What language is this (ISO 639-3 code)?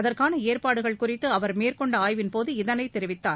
tam